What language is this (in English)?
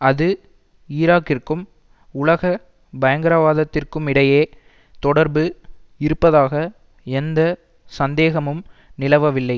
Tamil